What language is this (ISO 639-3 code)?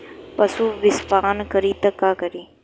bho